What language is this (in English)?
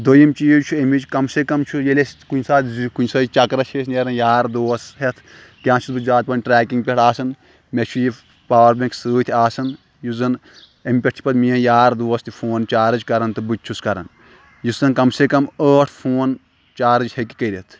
Kashmiri